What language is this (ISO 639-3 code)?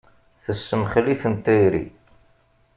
kab